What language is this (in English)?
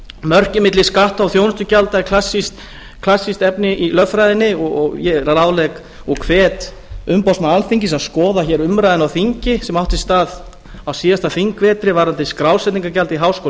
Icelandic